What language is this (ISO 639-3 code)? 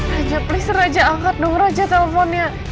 ind